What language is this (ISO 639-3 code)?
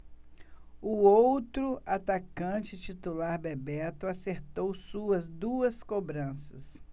por